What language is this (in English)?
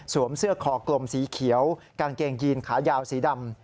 Thai